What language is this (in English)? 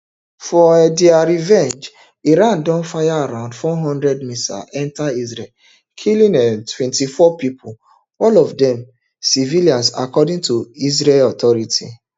Nigerian Pidgin